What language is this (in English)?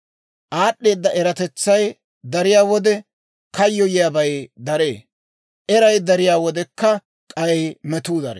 Dawro